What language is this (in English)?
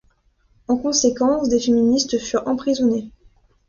French